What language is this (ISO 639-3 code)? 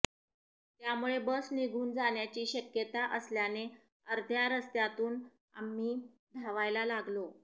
mar